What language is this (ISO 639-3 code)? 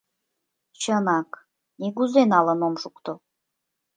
chm